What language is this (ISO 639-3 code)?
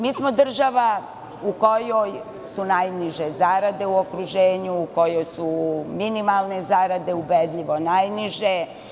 srp